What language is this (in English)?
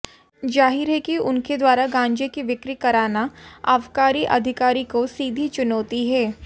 Hindi